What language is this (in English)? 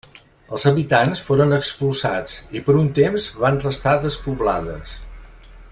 Catalan